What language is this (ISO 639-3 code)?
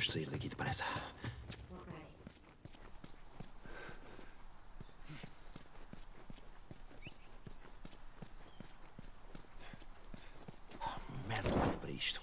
por